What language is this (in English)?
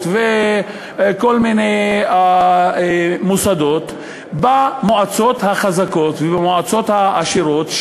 Hebrew